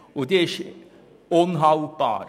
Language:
Swiss German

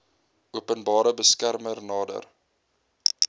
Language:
Afrikaans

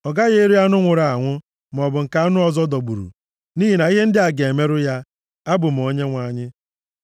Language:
Igbo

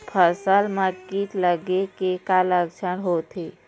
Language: Chhattisgarhi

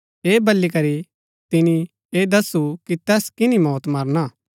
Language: Gaddi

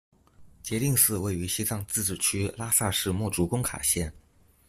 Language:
Chinese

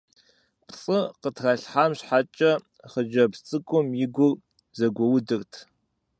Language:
Kabardian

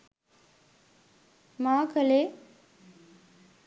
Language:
Sinhala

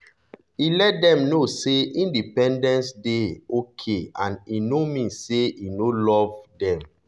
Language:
Nigerian Pidgin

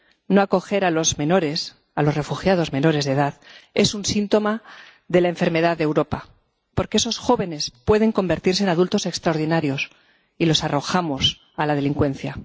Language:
Spanish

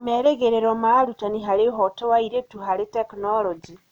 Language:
Kikuyu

